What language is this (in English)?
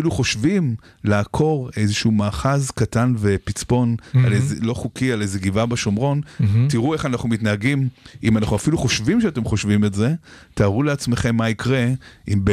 Hebrew